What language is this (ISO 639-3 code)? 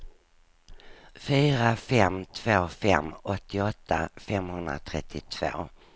swe